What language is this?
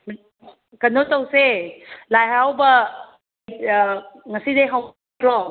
Manipuri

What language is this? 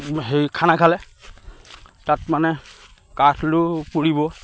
Assamese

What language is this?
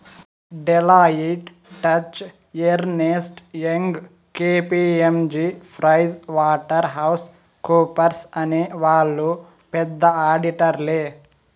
Telugu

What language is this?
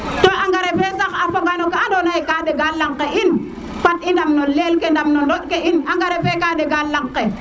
Serer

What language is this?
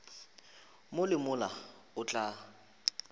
Northern Sotho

